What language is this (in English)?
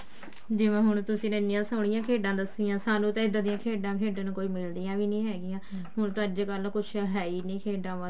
Punjabi